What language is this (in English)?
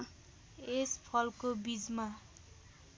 Nepali